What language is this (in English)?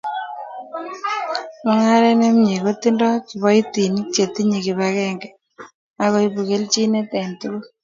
Kalenjin